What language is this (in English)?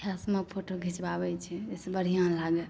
Maithili